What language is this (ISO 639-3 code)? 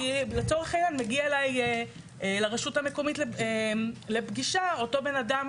heb